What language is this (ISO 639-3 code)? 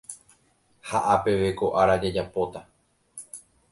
grn